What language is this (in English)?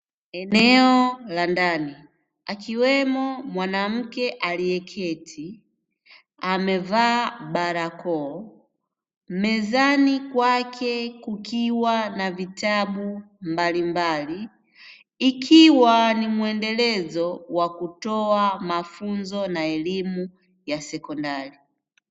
Swahili